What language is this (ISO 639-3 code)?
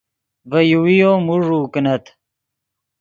ydg